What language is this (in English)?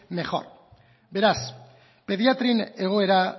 Basque